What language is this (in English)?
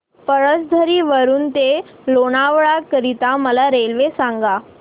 Marathi